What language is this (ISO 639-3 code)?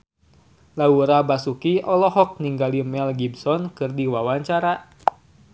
sun